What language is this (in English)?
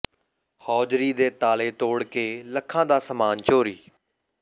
Punjabi